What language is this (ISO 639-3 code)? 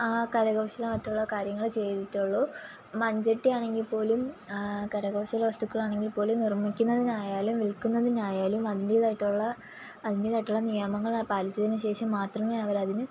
mal